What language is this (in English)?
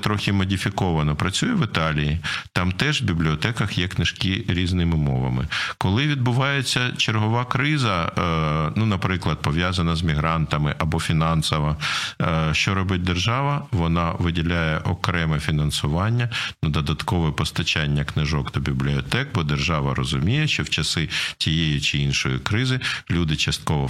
Ukrainian